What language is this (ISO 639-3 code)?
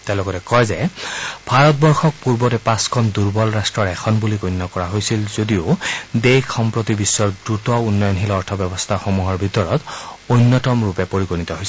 asm